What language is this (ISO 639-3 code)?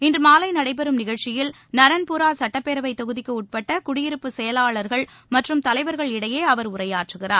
tam